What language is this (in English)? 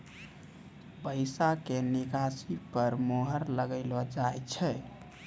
Maithili